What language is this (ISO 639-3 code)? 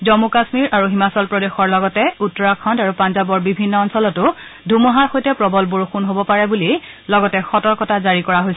asm